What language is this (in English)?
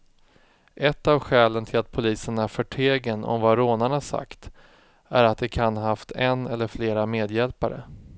Swedish